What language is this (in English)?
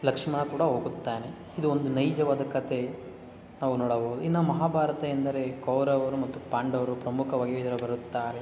Kannada